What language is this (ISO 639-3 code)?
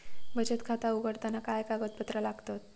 mar